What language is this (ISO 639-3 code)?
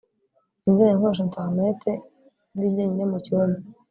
kin